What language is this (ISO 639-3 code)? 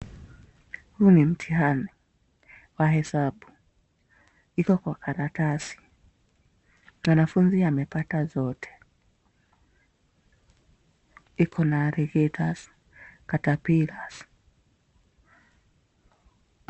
swa